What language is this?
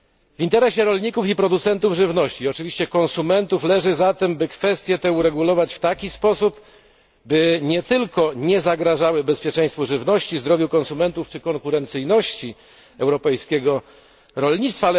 Polish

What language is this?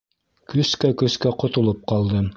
Bashkir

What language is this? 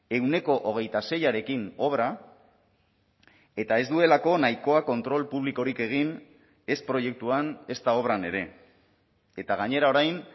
Basque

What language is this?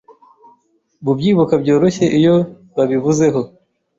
Kinyarwanda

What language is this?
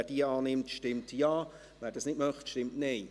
Swiss German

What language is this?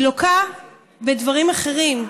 Hebrew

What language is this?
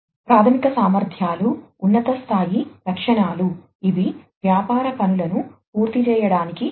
Telugu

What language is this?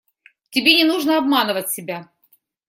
Russian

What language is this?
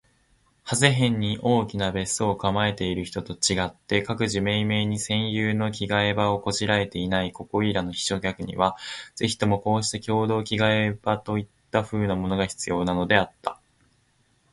Japanese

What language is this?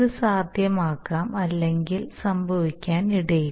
Malayalam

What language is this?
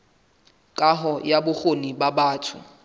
Southern Sotho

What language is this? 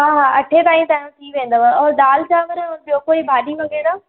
Sindhi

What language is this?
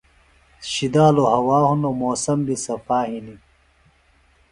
Phalura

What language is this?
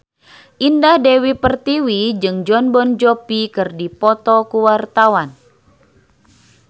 Sundanese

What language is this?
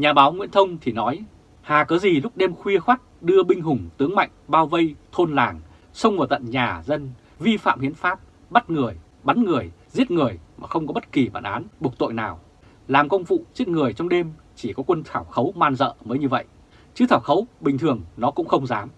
Vietnamese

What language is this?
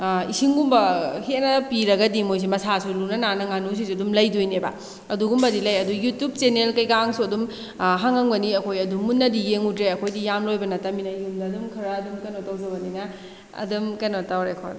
Manipuri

